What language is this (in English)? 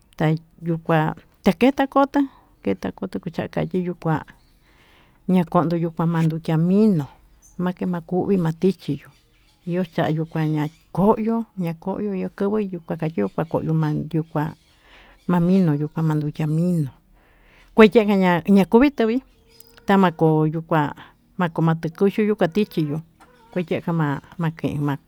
Tututepec Mixtec